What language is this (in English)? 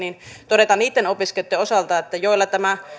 Finnish